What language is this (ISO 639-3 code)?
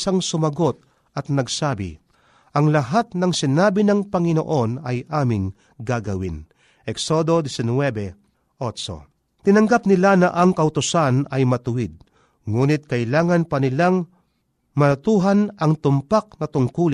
fil